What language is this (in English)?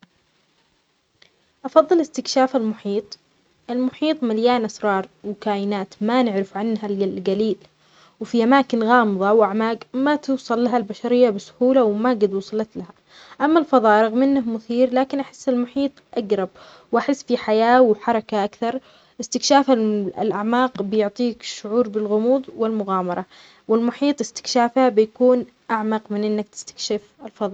Omani Arabic